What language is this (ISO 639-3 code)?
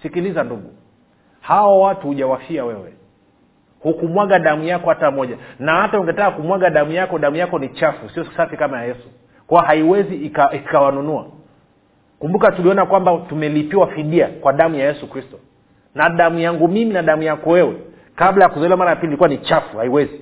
swa